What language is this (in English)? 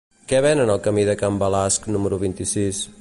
Catalan